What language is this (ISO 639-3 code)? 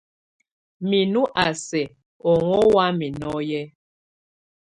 tvu